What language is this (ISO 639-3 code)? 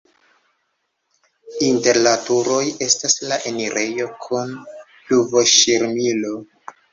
epo